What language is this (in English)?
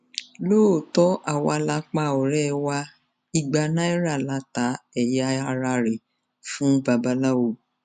Yoruba